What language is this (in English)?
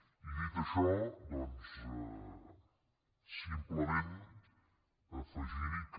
Catalan